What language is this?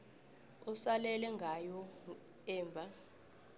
South Ndebele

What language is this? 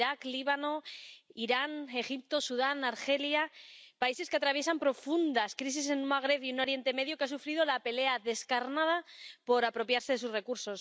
Spanish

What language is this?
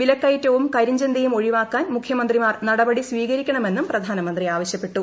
Malayalam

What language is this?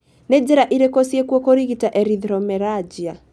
Kikuyu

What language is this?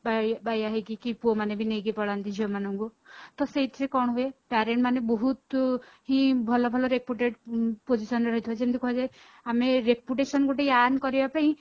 Odia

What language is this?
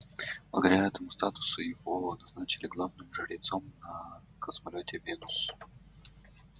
Russian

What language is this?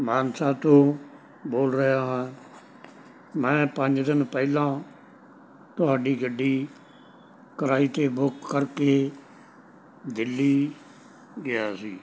Punjabi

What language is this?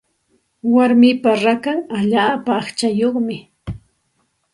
Santa Ana de Tusi Pasco Quechua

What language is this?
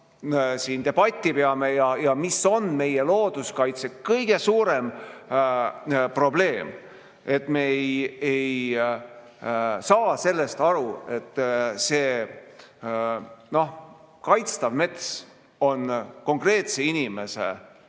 Estonian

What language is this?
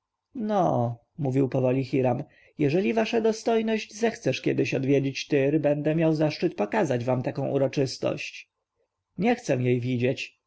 Polish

